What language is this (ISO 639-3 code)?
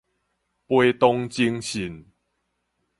nan